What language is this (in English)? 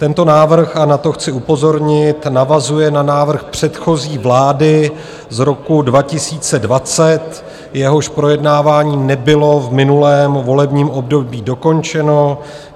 Czech